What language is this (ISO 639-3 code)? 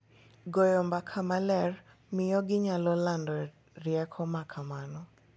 luo